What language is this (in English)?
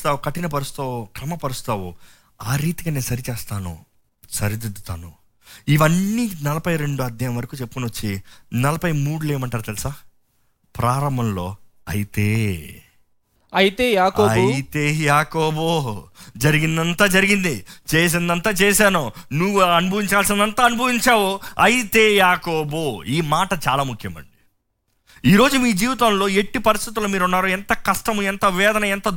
Telugu